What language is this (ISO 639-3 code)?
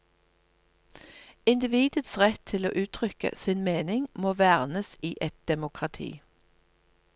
nor